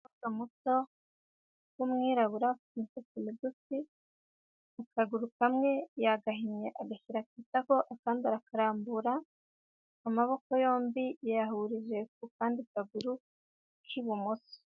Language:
Kinyarwanda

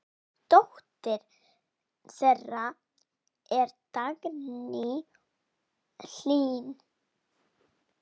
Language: Icelandic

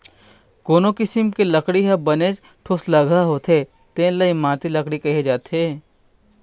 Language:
Chhattisgarhi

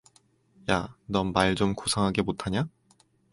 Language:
Korean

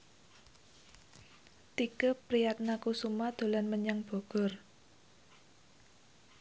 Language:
Javanese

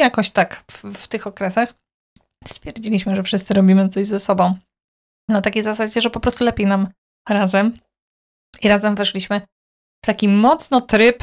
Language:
Polish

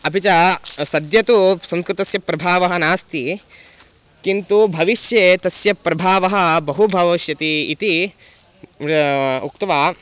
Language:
Sanskrit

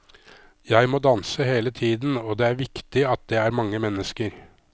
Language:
Norwegian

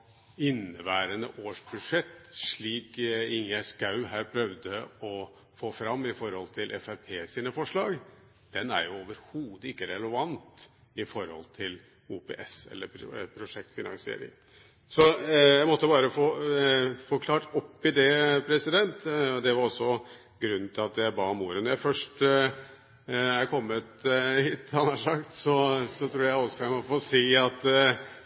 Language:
Norwegian Bokmål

